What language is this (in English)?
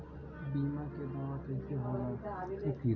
Bhojpuri